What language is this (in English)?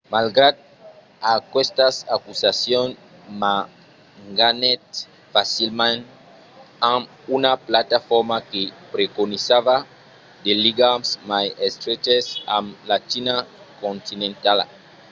Occitan